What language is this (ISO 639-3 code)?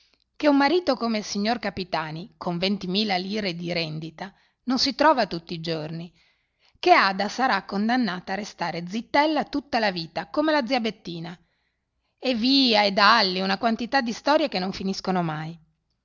ita